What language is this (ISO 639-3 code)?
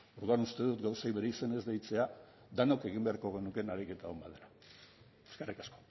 eus